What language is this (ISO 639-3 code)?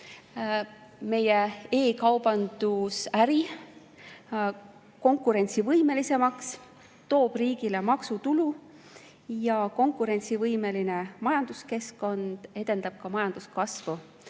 est